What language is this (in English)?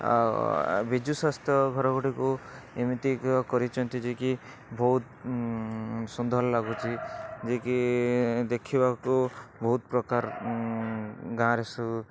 Odia